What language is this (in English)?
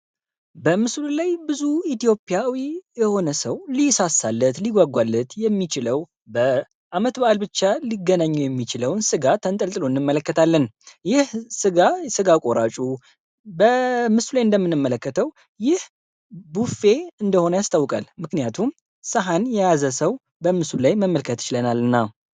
Amharic